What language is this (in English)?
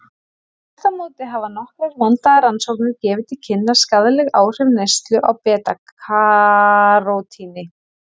Icelandic